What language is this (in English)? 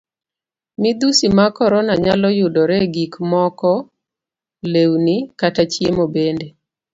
Luo (Kenya and Tanzania)